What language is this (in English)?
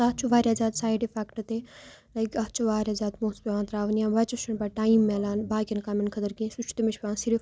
Kashmiri